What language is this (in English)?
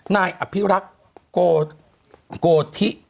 Thai